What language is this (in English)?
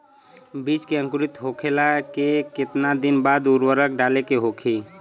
Bhojpuri